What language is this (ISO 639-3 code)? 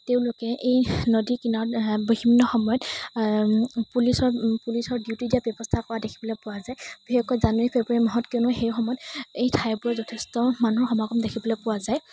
asm